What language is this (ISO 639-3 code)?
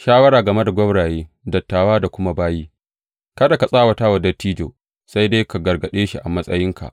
hau